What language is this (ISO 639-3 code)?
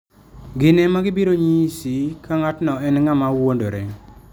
luo